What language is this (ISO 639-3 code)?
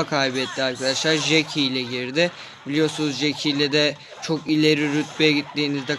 tur